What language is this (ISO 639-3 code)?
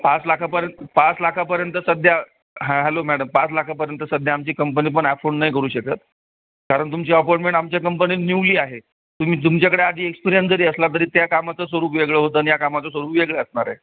mar